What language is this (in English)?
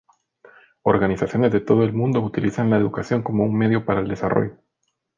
Spanish